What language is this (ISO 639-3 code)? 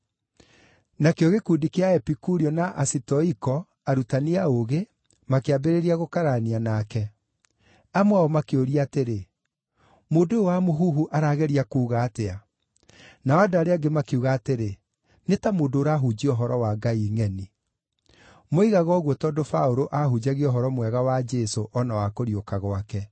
kik